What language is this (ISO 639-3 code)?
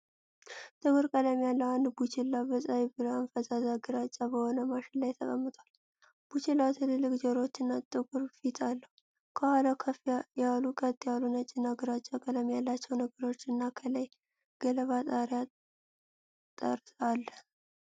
amh